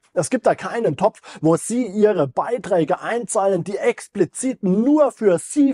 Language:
German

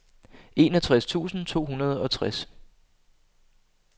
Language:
Danish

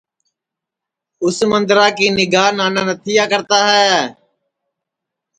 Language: Sansi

